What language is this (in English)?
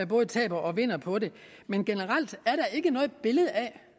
Danish